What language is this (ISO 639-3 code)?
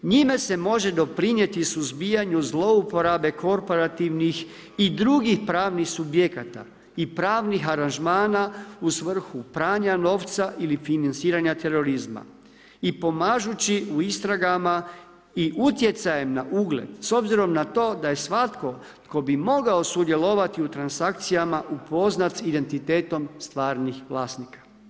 hrv